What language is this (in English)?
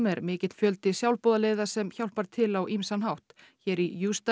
Icelandic